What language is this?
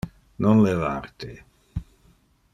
Interlingua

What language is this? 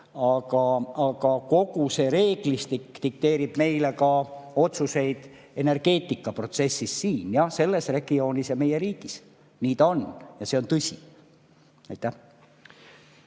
Estonian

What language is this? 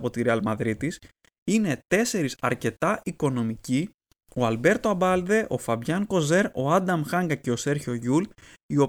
Greek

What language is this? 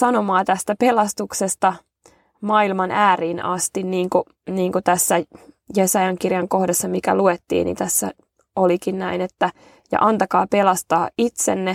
Finnish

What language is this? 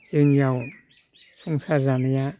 Bodo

